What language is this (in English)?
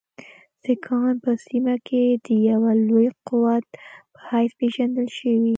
Pashto